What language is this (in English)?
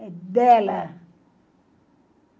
Portuguese